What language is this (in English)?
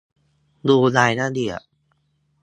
Thai